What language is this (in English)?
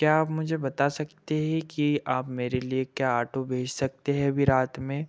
Hindi